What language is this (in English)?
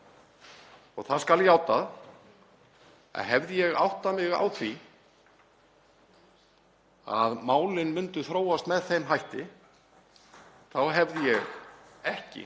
Icelandic